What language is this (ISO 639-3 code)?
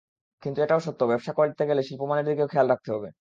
ben